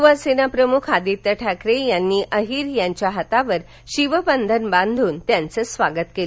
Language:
Marathi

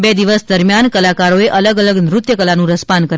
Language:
Gujarati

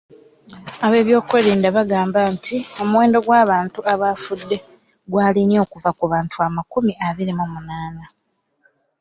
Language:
Ganda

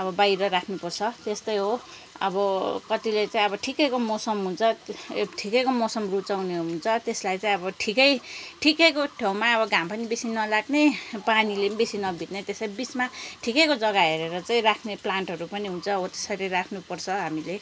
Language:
Nepali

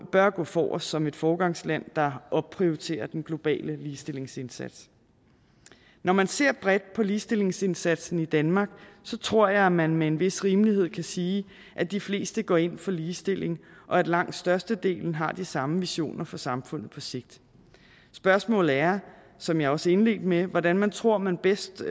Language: Danish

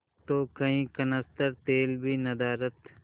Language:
Hindi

